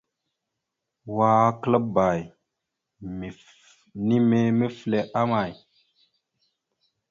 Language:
Mada (Cameroon)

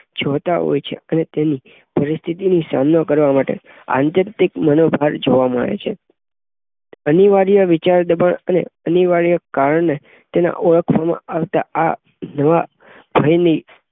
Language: Gujarati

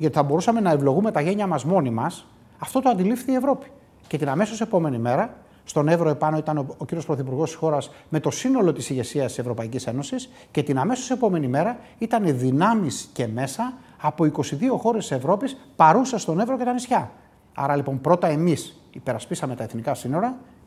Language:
Greek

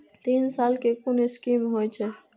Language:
Maithili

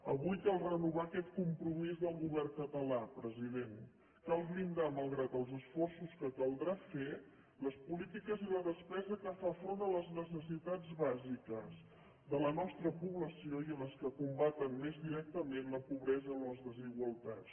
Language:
Catalan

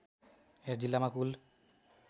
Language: Nepali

